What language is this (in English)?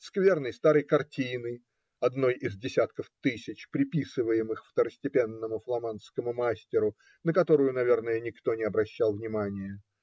Russian